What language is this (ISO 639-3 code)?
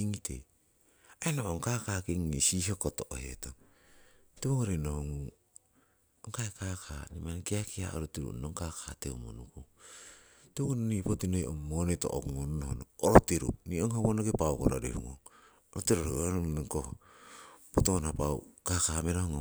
siw